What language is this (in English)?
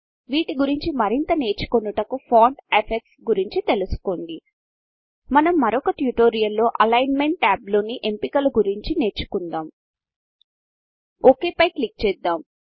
Telugu